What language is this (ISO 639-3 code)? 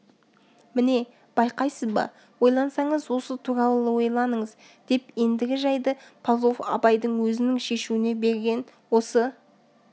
kaz